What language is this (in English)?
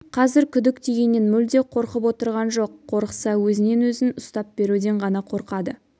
Kazakh